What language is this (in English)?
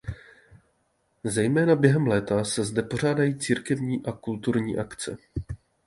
Czech